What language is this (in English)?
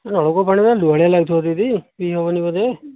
Odia